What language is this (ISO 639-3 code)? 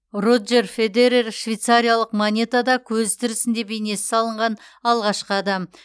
kaz